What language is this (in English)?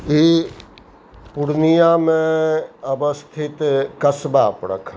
Maithili